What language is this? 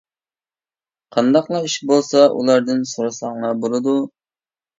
Uyghur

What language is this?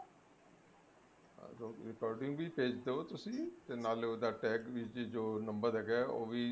Punjabi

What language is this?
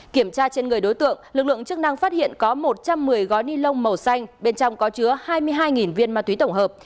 Vietnamese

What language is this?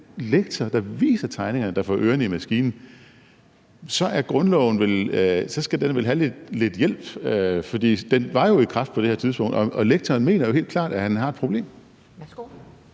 Danish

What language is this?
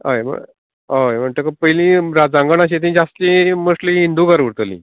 Konkani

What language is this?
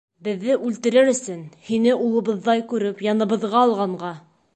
Bashkir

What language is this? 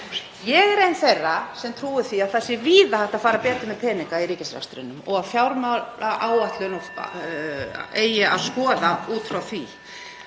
Icelandic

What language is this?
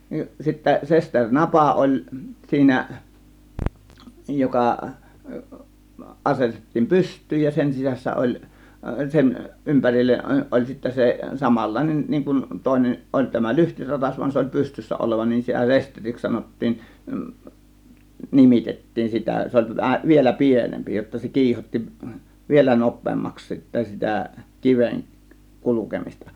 Finnish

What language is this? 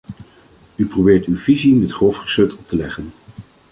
Dutch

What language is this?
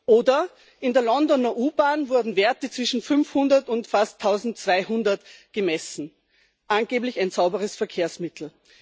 German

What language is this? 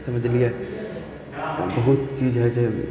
Maithili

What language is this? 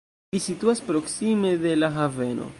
Esperanto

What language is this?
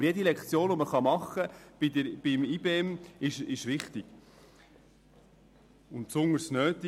Swiss German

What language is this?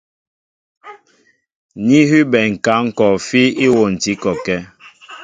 Mbo (Cameroon)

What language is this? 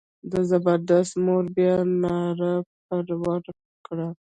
Pashto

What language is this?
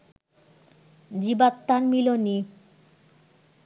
Bangla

